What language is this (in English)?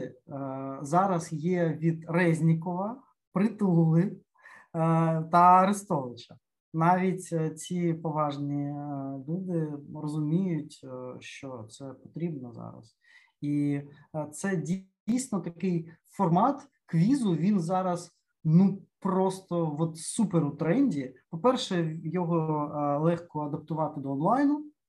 Ukrainian